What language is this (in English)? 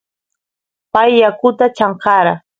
Santiago del Estero Quichua